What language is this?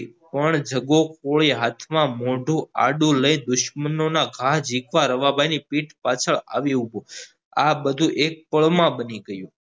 Gujarati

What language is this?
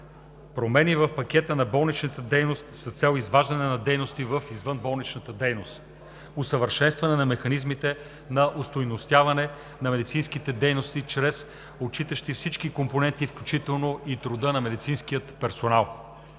Bulgarian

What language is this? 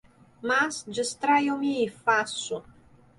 Portuguese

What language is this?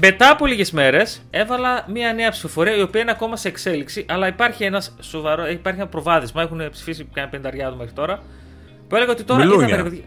Greek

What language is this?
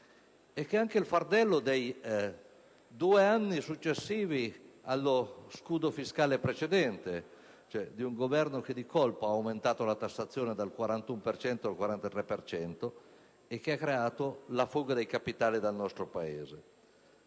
Italian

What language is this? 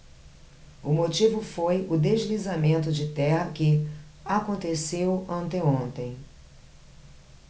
Portuguese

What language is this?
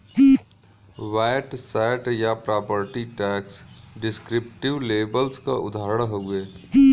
Bhojpuri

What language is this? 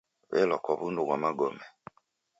Taita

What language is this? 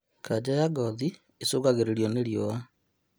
Kikuyu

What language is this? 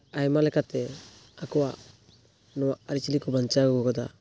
Santali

